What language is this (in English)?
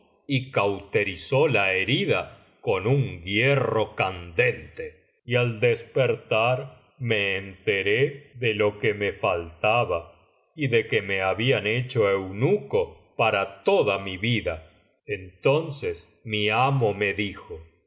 Spanish